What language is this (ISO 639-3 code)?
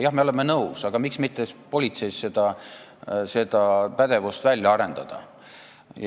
est